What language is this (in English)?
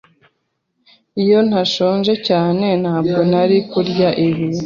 Kinyarwanda